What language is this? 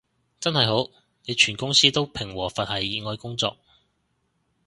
Cantonese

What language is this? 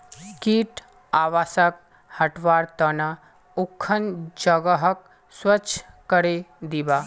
Magahi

